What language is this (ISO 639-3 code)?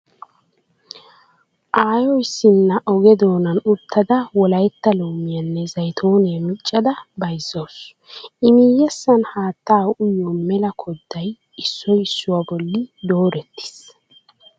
wal